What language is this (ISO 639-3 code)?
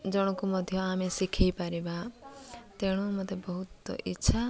ori